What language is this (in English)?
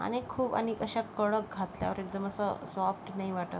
Marathi